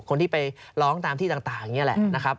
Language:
Thai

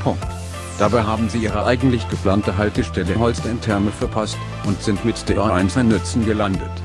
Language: German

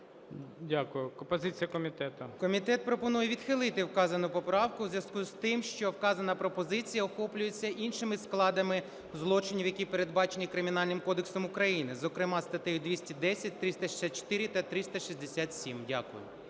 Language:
Ukrainian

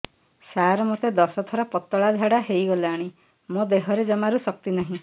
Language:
Odia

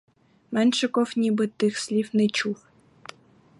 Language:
Ukrainian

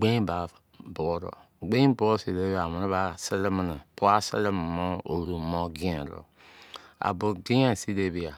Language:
Izon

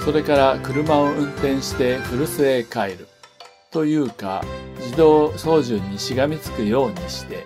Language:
Japanese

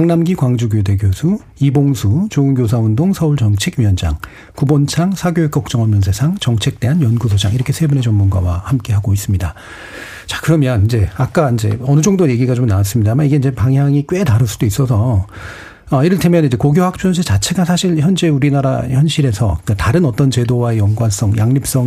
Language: Korean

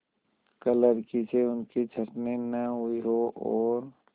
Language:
Hindi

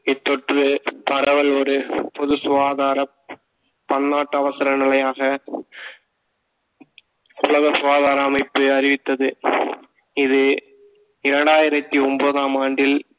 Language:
Tamil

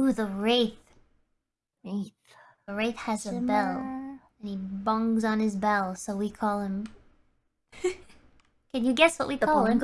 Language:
English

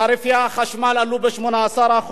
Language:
Hebrew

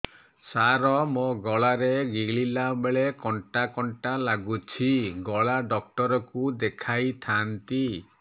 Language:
Odia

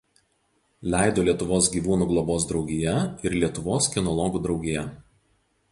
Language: Lithuanian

